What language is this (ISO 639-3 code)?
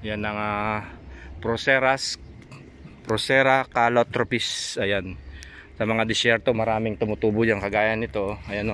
fil